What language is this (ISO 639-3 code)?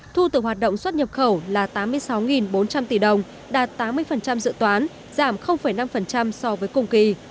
vie